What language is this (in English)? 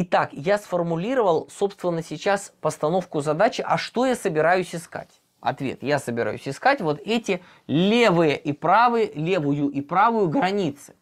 Russian